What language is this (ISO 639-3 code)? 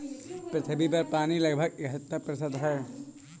hin